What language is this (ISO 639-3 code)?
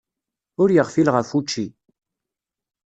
kab